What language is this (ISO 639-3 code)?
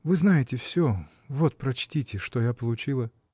rus